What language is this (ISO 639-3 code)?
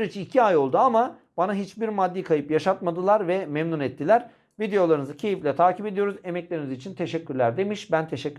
tur